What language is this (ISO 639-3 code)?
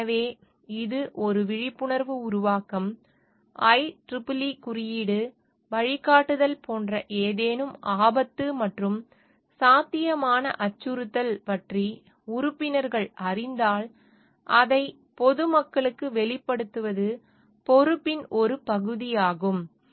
tam